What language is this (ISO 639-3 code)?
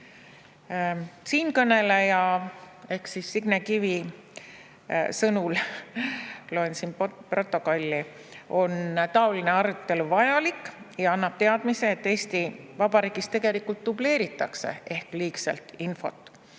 est